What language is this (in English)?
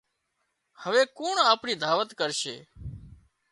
Wadiyara Koli